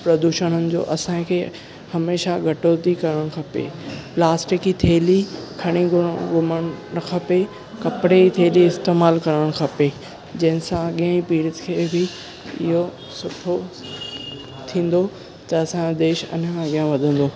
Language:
Sindhi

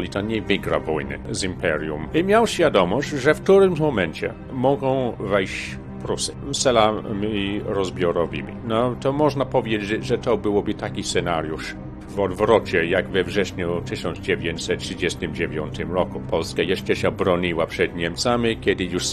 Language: Polish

